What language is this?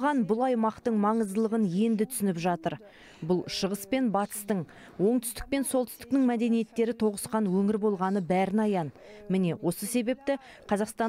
Turkish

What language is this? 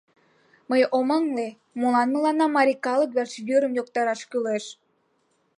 Mari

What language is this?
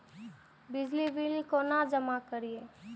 Maithili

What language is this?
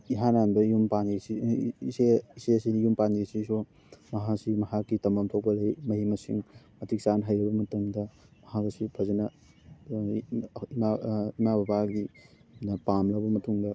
Manipuri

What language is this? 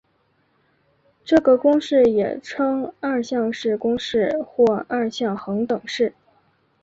Chinese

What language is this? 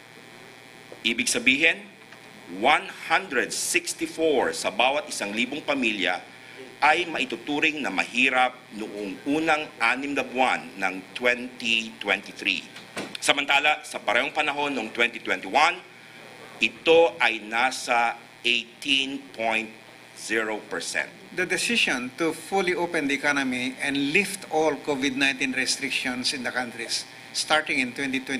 Filipino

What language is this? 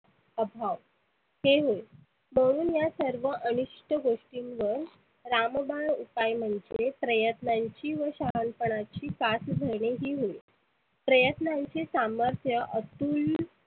Marathi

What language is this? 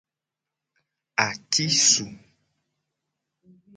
Gen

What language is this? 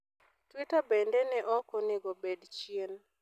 Luo (Kenya and Tanzania)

